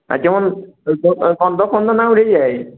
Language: Bangla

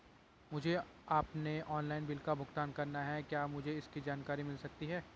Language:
Hindi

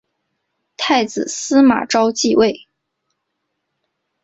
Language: Chinese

